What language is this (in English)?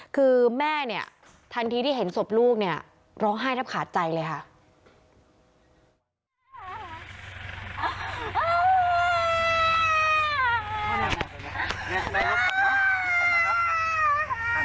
Thai